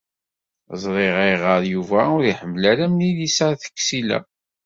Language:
Kabyle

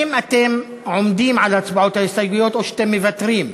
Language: Hebrew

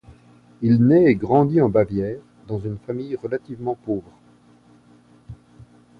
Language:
French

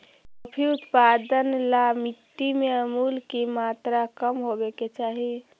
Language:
Magahi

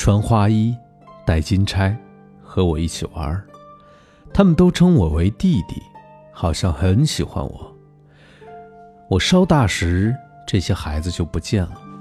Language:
Chinese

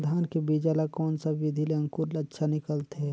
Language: Chhattisgarhi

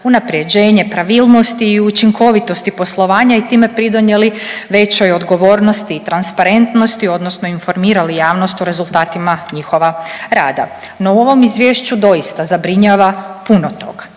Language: Croatian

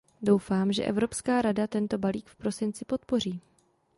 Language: Czech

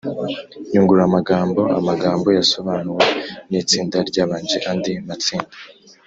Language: Kinyarwanda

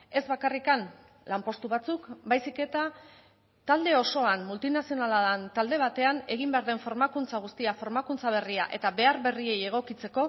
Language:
Basque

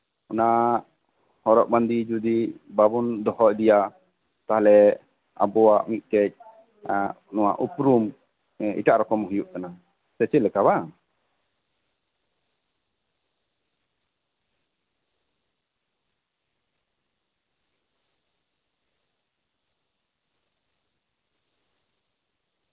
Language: Santali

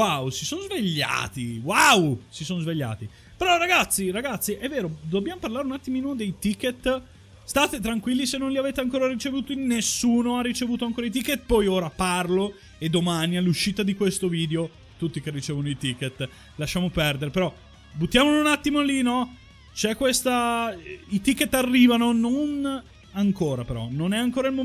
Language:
Italian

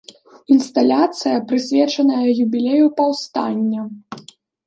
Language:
Belarusian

